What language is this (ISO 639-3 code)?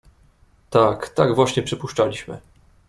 pol